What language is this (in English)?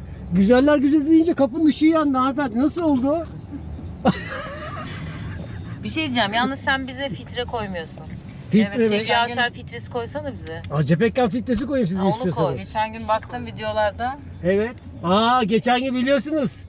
Turkish